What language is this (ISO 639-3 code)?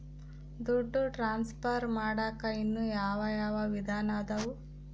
kan